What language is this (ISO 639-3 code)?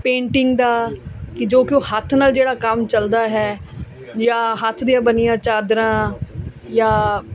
pan